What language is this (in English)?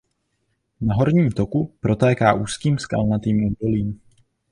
Czech